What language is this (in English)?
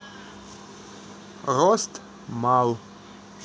Russian